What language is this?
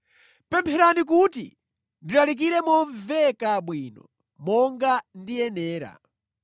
Nyanja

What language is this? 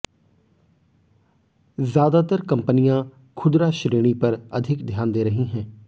Hindi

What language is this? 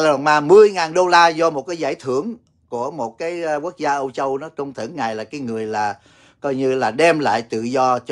Vietnamese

